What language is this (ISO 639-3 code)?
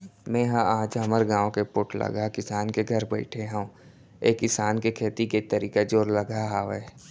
hne